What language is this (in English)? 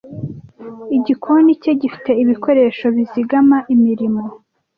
Kinyarwanda